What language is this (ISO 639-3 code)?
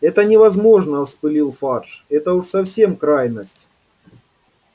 rus